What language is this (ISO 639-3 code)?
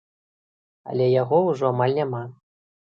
bel